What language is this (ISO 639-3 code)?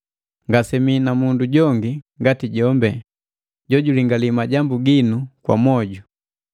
mgv